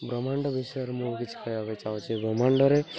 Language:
Odia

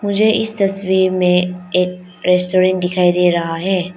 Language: Hindi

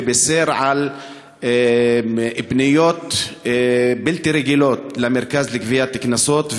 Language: Hebrew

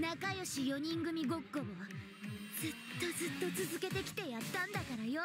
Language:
Japanese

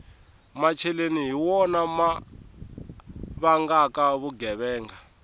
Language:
Tsonga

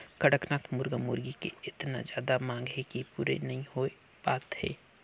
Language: Chhattisgarhi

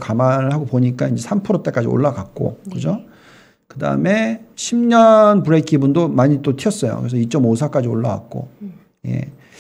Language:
Korean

